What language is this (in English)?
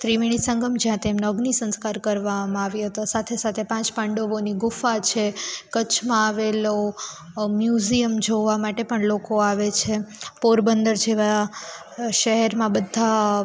Gujarati